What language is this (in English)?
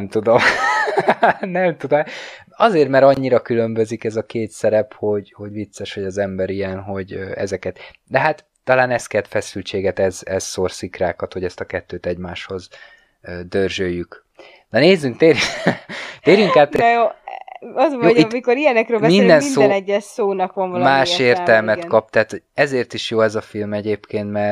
Hungarian